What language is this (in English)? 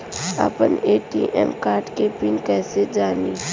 Bhojpuri